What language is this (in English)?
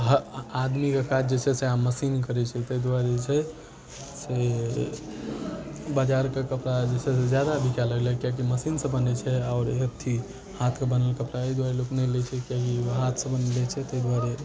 Maithili